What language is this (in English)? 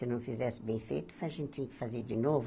Portuguese